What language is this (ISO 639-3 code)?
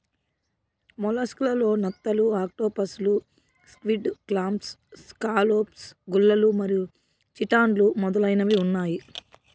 tel